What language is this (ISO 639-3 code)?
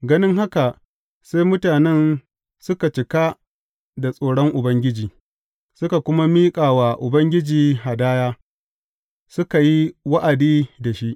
hau